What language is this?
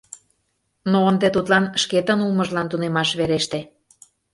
Mari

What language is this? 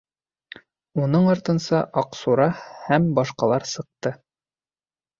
Bashkir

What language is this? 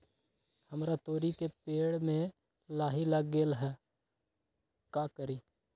Magahi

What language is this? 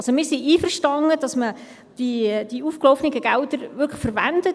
Swiss German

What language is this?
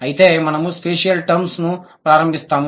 Telugu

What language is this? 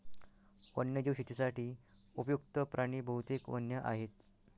Marathi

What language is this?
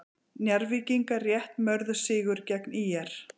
Icelandic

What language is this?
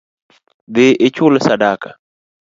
Luo (Kenya and Tanzania)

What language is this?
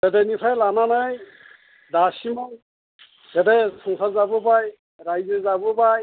Bodo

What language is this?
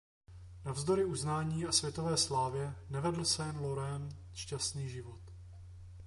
Czech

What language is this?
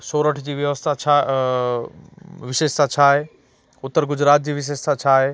Sindhi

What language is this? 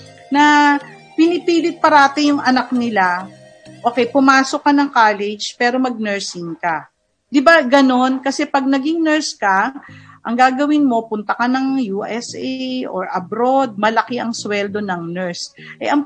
Filipino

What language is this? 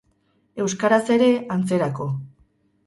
Basque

